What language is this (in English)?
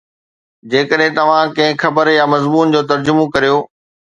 Sindhi